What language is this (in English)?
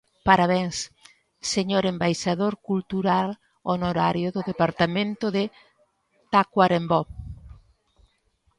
Galician